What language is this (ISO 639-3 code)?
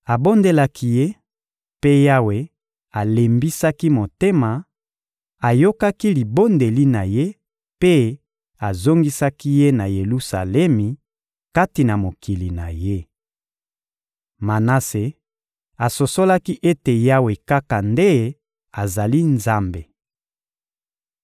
lin